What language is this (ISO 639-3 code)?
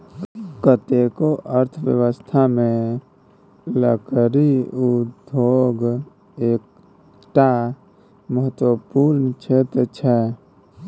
mai